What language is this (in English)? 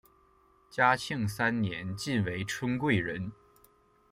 Chinese